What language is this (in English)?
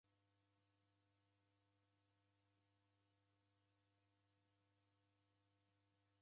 Taita